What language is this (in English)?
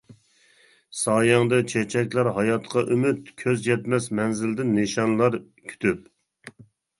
Uyghur